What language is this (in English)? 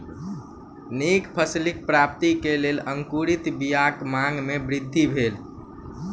Maithili